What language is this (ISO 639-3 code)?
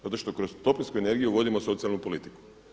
hrv